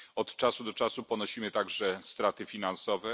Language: Polish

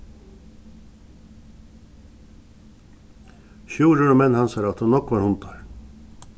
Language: Faroese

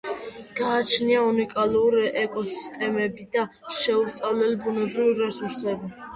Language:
Georgian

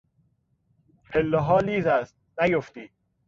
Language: Persian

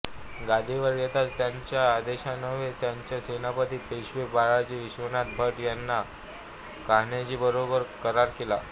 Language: Marathi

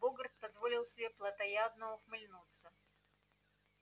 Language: Russian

